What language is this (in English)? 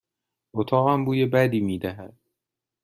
Persian